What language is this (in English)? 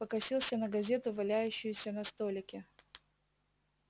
Russian